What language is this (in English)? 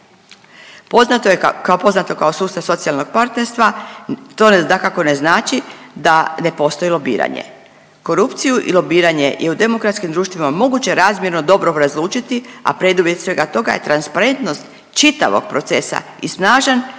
Croatian